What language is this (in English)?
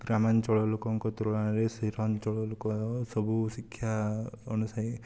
Odia